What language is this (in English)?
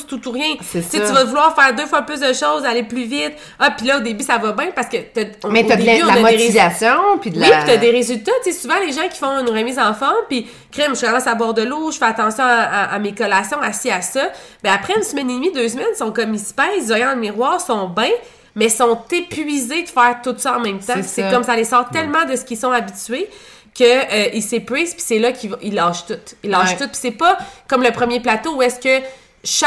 French